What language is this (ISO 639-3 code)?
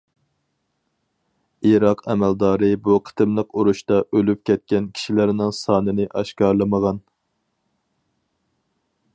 uig